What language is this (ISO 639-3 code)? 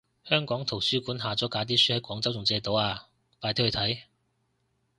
yue